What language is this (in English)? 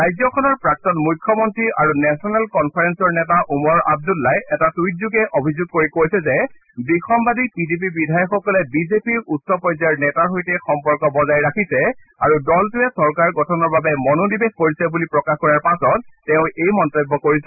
Assamese